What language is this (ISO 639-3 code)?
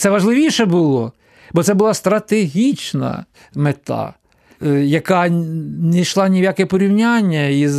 ukr